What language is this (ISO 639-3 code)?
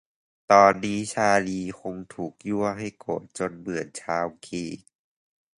tha